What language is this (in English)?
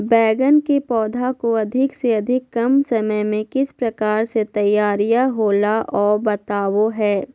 Magahi